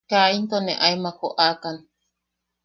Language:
Yaqui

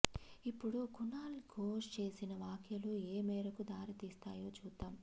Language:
Telugu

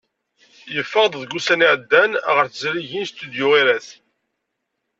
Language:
Kabyle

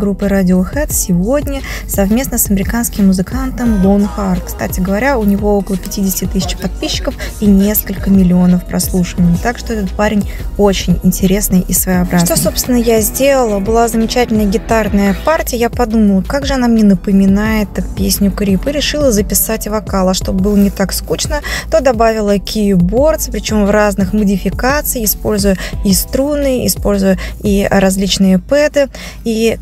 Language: Russian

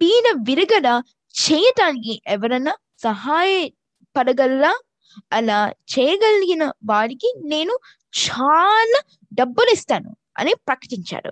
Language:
Telugu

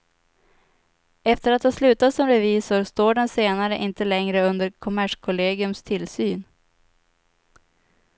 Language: Swedish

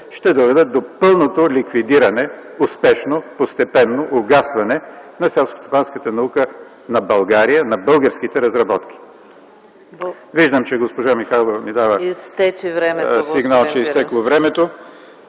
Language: Bulgarian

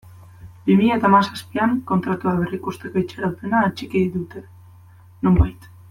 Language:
Basque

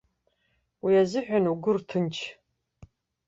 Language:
Abkhazian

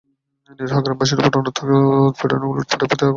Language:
Bangla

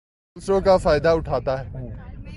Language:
Urdu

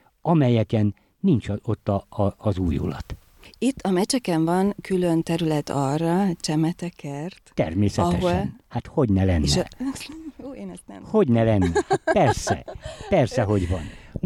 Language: Hungarian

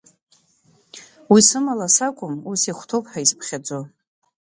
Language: Abkhazian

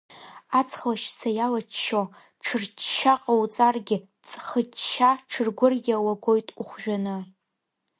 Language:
Abkhazian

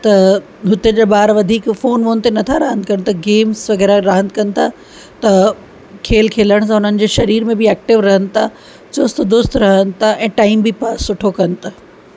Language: Sindhi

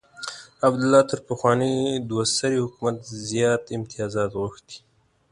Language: Pashto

